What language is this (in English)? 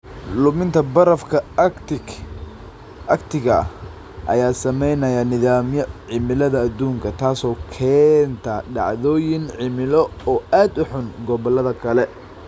Somali